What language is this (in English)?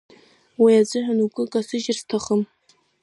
Abkhazian